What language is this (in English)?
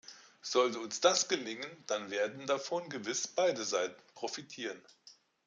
German